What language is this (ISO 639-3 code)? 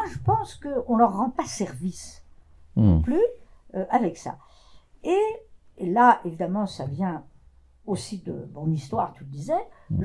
fra